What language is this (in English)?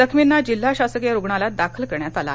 Marathi